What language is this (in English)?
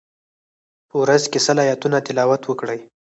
Pashto